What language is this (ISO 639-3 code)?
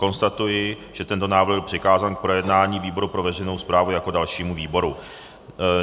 ces